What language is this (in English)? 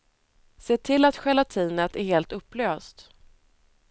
Swedish